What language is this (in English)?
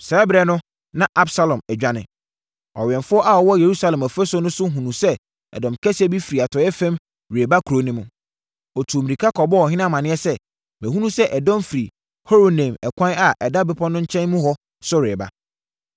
Akan